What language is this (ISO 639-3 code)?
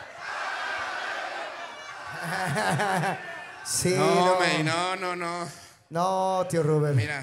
spa